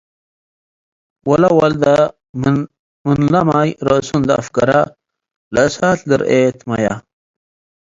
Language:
Tigre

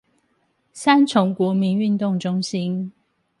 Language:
Chinese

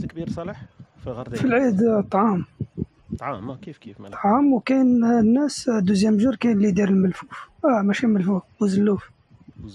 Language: Arabic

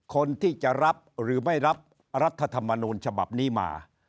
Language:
Thai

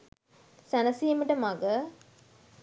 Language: Sinhala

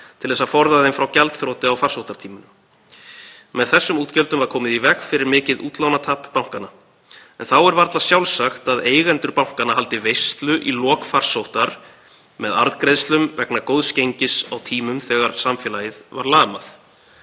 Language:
Icelandic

